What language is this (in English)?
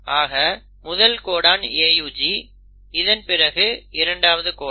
Tamil